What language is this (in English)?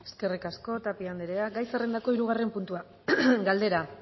Basque